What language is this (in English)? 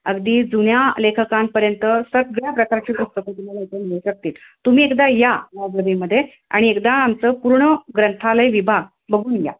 Marathi